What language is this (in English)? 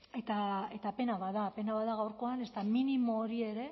Basque